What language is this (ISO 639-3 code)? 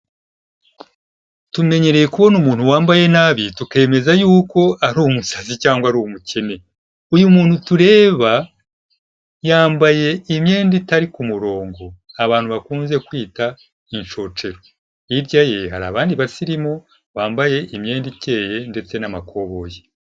kin